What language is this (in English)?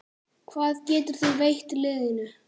Icelandic